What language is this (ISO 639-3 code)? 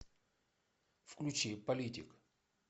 rus